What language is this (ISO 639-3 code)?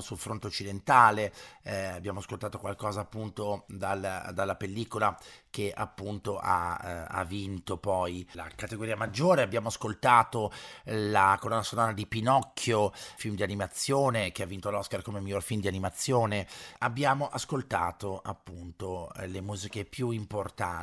ita